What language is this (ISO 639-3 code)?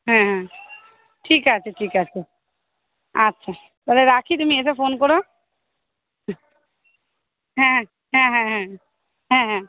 ben